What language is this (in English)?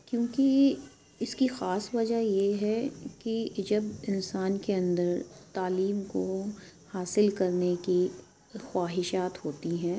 Urdu